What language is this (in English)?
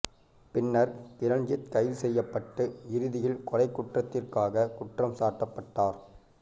Tamil